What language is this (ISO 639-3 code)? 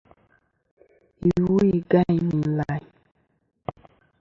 bkm